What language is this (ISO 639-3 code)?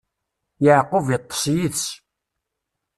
kab